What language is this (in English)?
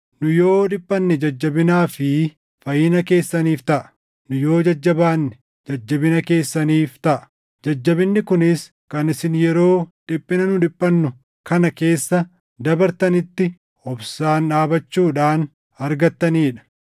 Oromo